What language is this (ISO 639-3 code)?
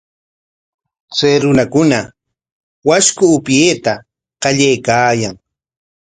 qwa